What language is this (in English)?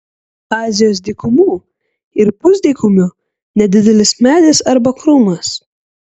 Lithuanian